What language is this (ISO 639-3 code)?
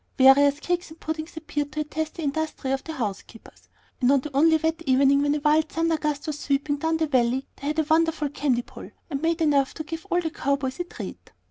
eng